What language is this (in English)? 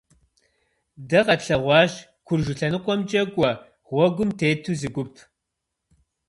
Kabardian